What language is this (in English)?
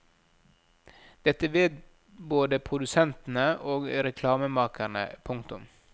Norwegian